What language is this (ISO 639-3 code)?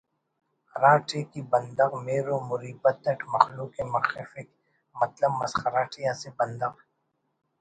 brh